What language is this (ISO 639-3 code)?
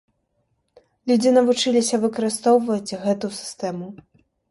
bel